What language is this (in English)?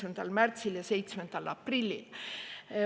Estonian